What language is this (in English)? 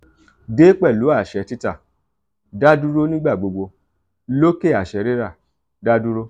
Yoruba